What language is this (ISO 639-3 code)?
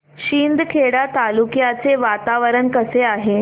mar